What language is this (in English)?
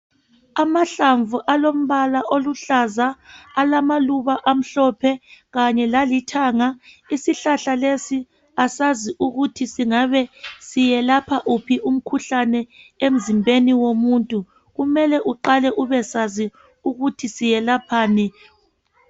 North Ndebele